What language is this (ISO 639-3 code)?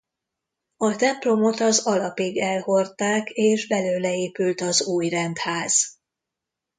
hun